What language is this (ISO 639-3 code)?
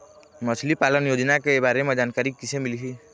hne